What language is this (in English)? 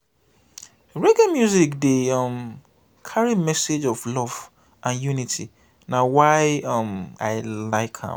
Nigerian Pidgin